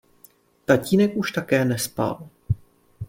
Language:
Czech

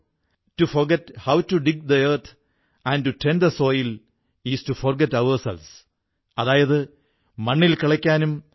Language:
Malayalam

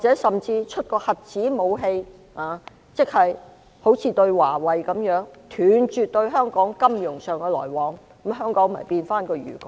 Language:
Cantonese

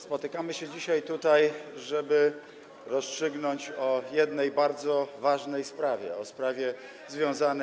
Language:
Polish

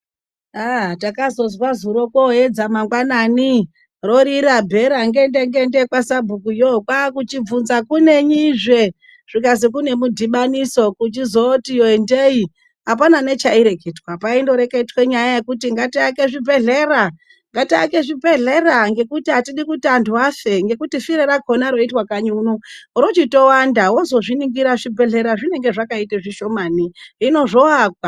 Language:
Ndau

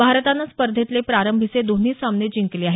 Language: Marathi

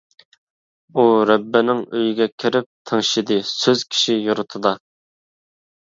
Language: Uyghur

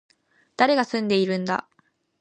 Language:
Japanese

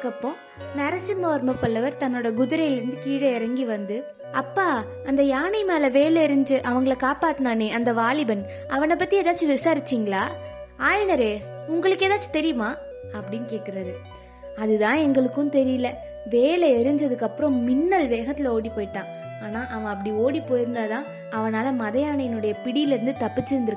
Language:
Tamil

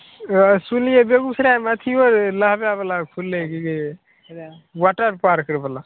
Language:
Maithili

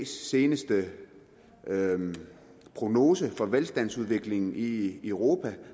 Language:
Danish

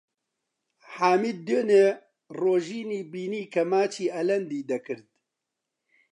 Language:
Central Kurdish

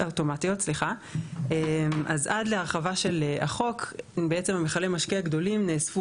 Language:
Hebrew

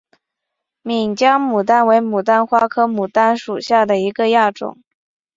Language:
Chinese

